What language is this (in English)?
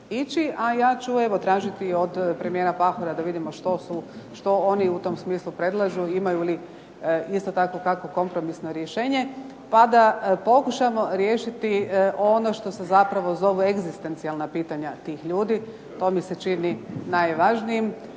Croatian